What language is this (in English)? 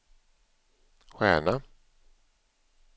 Swedish